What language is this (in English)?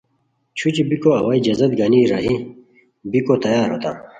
Khowar